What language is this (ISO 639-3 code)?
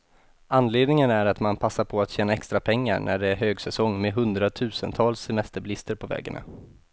swe